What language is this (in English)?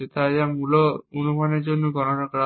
Bangla